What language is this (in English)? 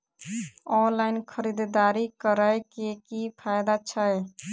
Maithili